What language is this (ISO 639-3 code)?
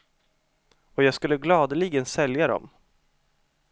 swe